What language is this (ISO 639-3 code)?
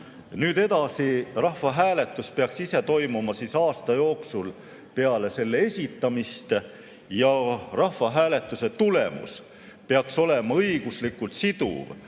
est